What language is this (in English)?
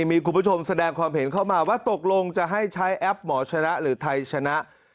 Thai